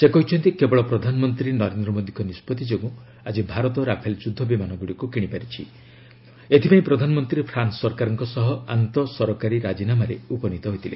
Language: Odia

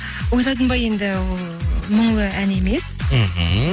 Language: Kazakh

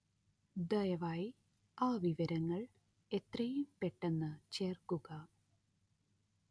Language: Malayalam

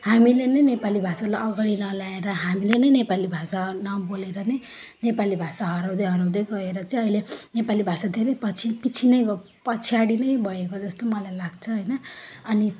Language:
Nepali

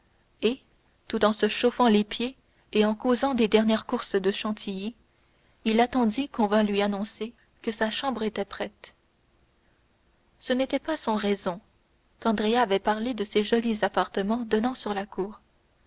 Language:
French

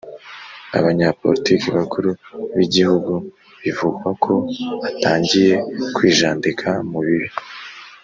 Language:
Kinyarwanda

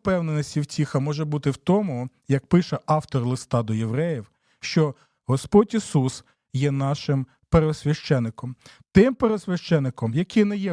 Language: Ukrainian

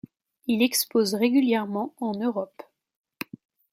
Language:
French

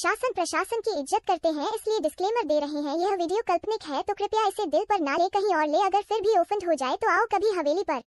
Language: Hindi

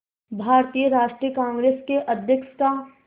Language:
Hindi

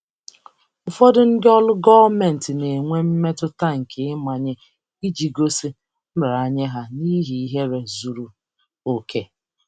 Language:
Igbo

